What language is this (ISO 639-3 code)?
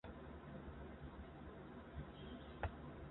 zho